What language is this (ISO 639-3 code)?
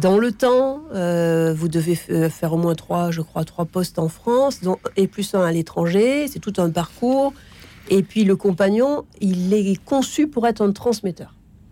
fra